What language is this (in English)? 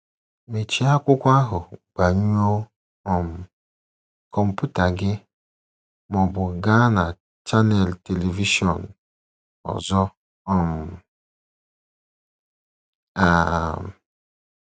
Igbo